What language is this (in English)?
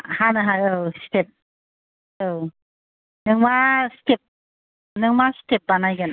Bodo